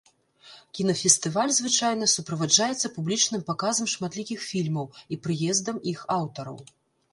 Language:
Belarusian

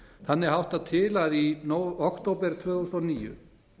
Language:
Icelandic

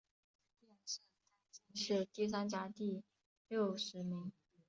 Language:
Chinese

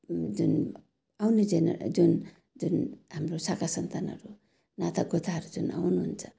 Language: Nepali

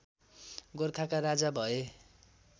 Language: Nepali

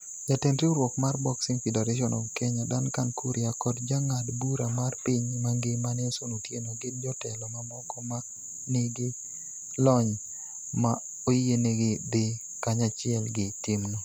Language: Luo (Kenya and Tanzania)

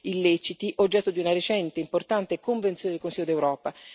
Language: Italian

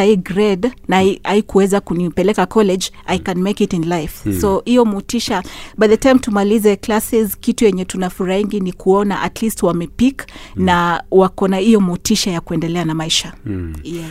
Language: Swahili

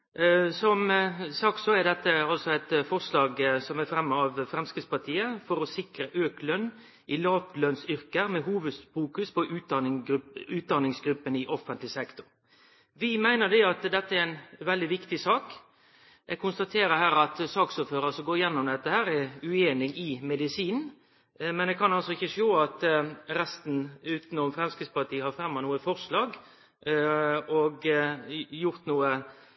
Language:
Norwegian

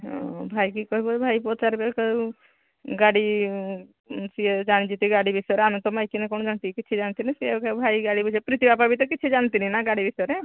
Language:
Odia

